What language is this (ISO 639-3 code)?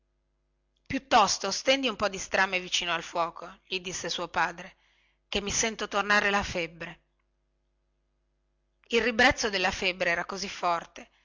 ita